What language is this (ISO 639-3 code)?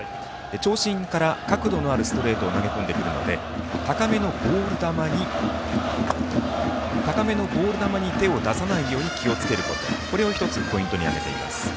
jpn